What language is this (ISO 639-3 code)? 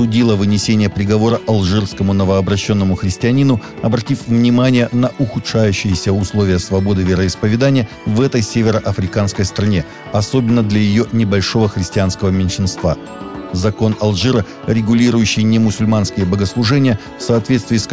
rus